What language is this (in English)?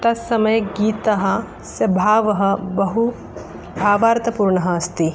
Sanskrit